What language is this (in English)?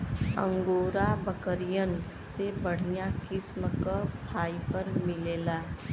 Bhojpuri